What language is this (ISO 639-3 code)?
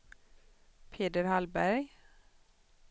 swe